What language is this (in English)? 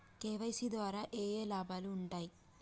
Telugu